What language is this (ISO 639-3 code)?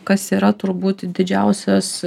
lit